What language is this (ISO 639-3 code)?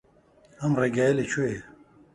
ckb